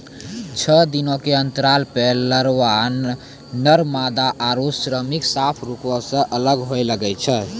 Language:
Maithili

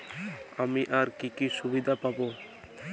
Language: Bangla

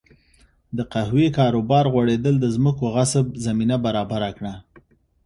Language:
Pashto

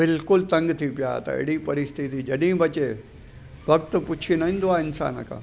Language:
Sindhi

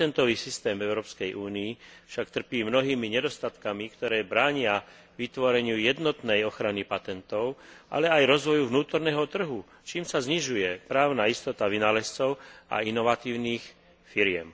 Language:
Slovak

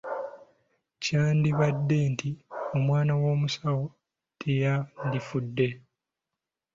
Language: Ganda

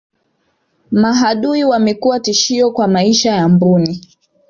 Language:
Swahili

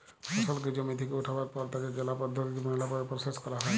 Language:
Bangla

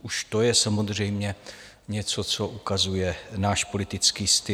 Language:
Czech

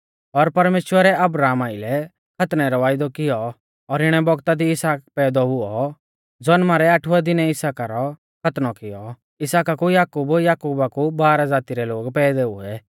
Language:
Mahasu Pahari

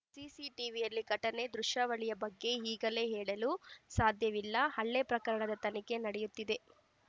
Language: Kannada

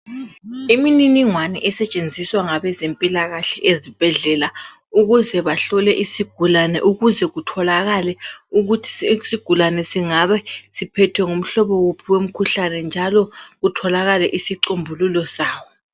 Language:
North Ndebele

